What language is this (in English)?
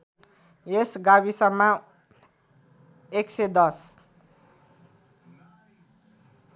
Nepali